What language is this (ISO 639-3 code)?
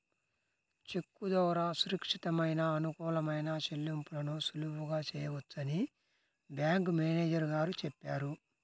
tel